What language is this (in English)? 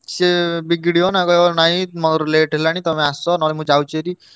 Odia